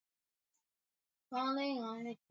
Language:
Swahili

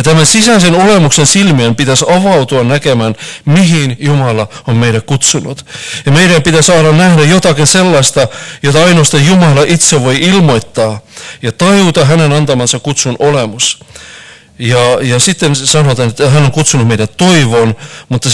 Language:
Finnish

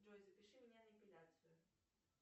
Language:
Russian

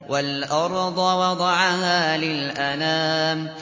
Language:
Arabic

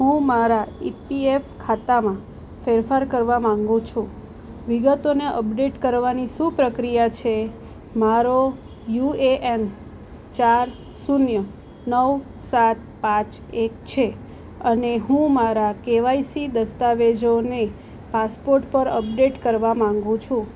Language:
Gujarati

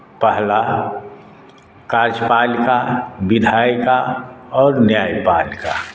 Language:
Maithili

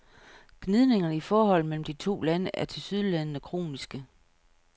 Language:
Danish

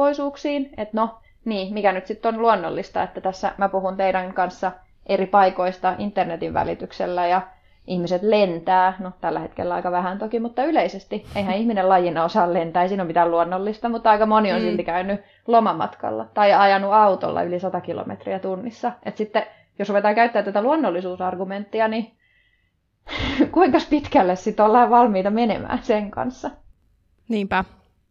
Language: Finnish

